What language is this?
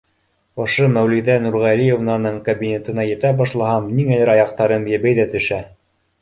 Bashkir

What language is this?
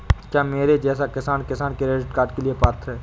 Hindi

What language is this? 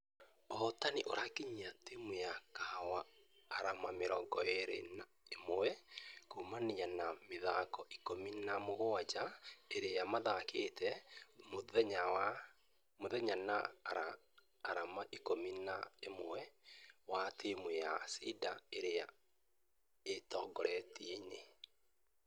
Kikuyu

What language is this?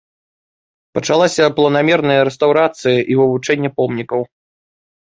Belarusian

